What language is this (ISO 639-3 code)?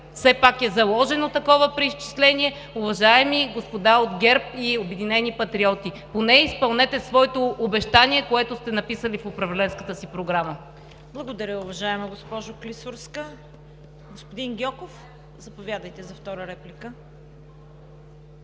bul